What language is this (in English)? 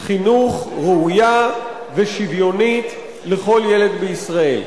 Hebrew